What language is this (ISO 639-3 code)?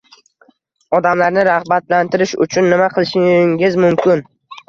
uzb